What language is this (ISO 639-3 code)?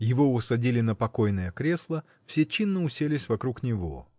rus